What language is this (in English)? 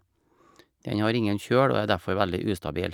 Norwegian